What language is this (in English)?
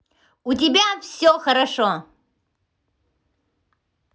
Russian